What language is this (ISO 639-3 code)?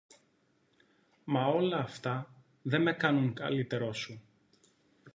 ell